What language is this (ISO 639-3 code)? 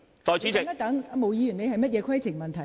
yue